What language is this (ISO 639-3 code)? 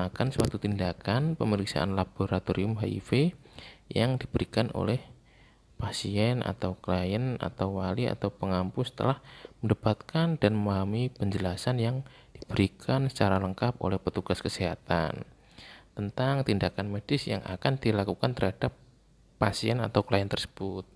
ind